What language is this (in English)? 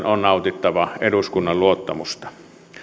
Finnish